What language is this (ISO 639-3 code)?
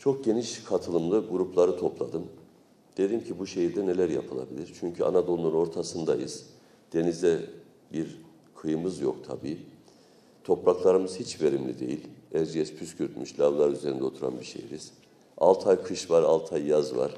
tur